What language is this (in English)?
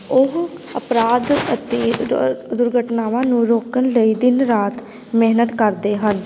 Punjabi